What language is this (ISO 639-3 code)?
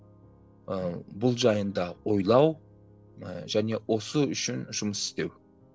kaz